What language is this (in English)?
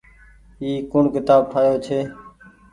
Goaria